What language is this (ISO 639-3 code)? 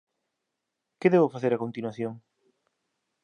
glg